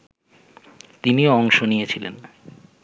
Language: Bangla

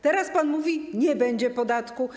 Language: Polish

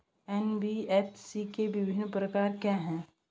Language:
Hindi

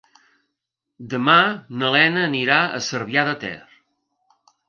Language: Catalan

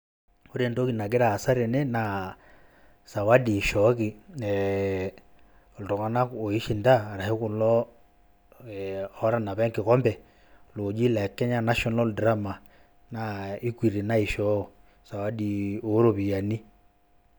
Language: Masai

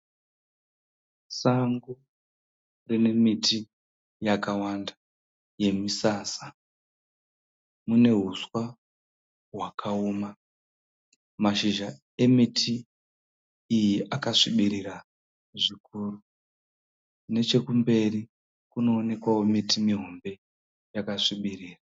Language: Shona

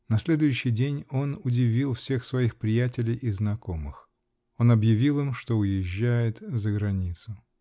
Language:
Russian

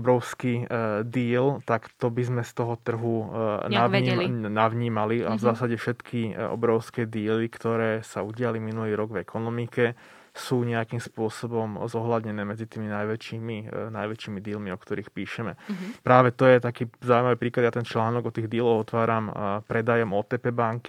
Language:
Slovak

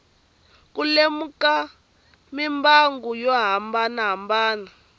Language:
Tsonga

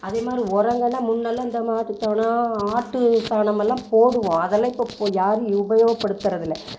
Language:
Tamil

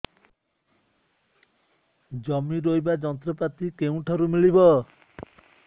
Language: Odia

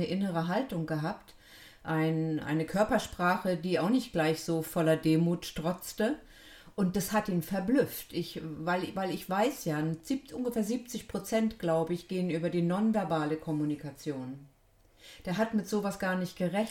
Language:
German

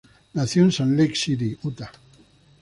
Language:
Spanish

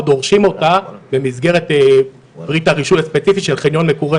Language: Hebrew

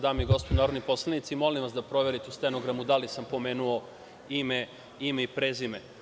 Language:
Serbian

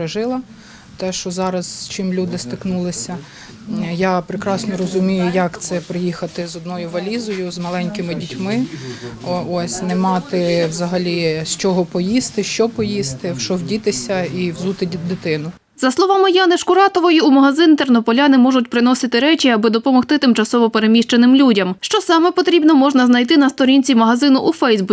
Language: Ukrainian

